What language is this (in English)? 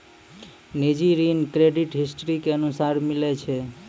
Maithili